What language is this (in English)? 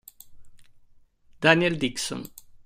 Italian